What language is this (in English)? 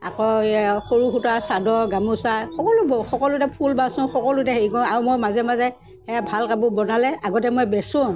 Assamese